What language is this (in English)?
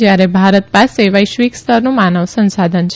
Gujarati